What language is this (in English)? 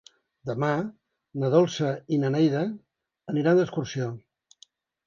Catalan